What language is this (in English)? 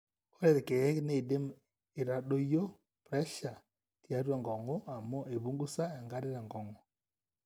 Masai